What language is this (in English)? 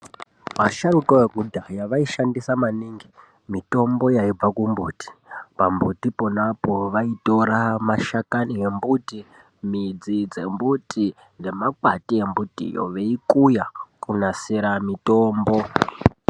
Ndau